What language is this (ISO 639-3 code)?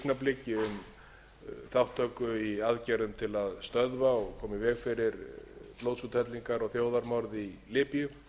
isl